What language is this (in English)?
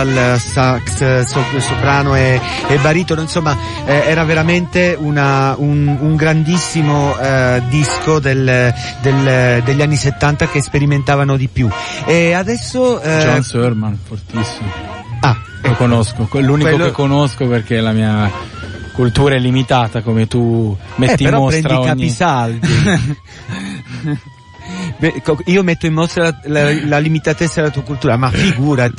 Italian